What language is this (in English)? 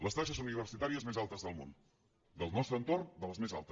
Catalan